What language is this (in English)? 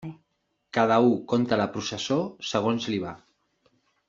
Catalan